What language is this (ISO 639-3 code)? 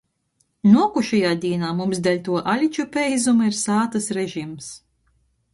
ltg